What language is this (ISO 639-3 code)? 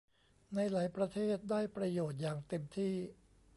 tha